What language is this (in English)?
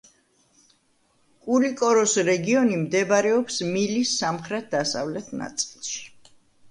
Georgian